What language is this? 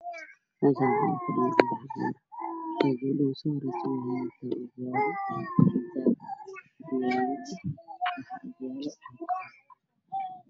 Somali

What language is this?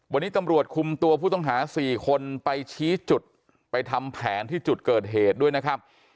Thai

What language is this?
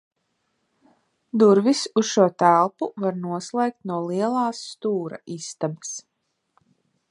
Latvian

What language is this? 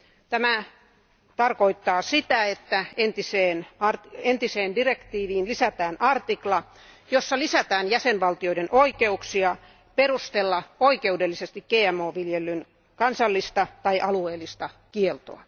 Finnish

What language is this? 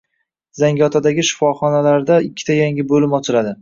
Uzbek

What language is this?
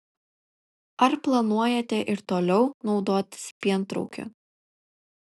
Lithuanian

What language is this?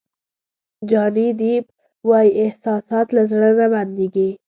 Pashto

